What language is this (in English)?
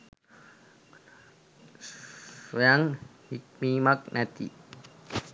Sinhala